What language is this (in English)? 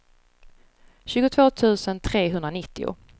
Swedish